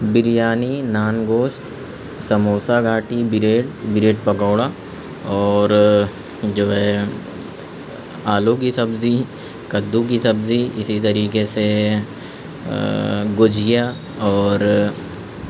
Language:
Urdu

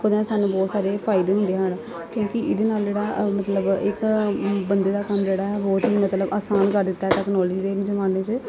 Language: Punjabi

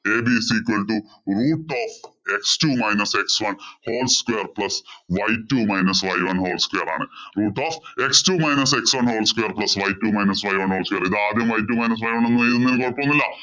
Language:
Malayalam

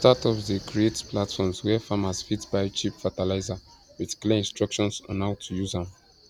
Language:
Nigerian Pidgin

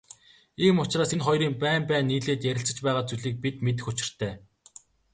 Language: Mongolian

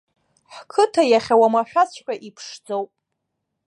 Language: Abkhazian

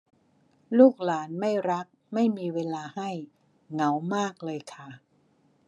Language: Thai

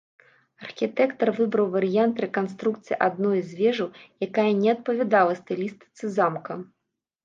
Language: Belarusian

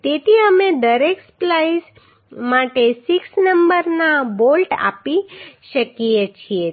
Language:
Gujarati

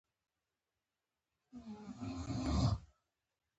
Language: Pashto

